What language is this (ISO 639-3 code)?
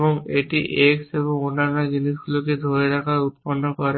ben